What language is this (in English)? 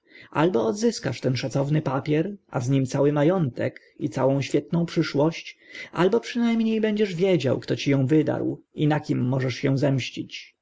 Polish